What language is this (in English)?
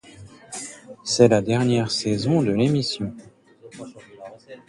French